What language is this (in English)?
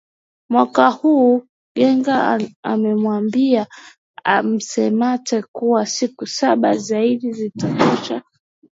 Swahili